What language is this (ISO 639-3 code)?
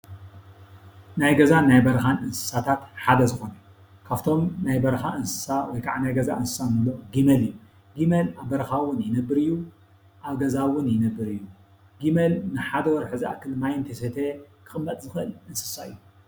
tir